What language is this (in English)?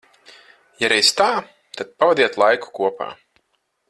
Latvian